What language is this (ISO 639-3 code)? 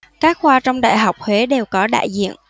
vie